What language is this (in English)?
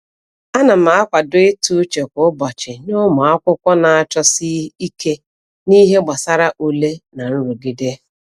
Igbo